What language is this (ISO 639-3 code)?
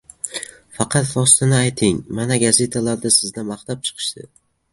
uzb